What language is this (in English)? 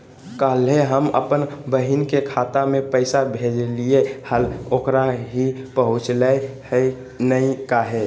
Magahi